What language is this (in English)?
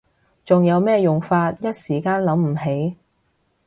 Cantonese